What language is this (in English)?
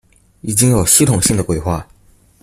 Chinese